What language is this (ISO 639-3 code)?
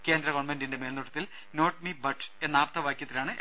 mal